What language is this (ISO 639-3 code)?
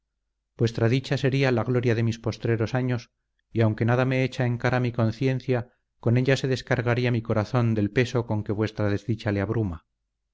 spa